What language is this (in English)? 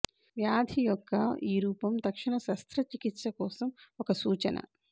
Telugu